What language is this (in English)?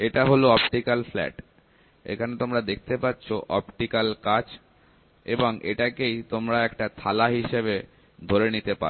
Bangla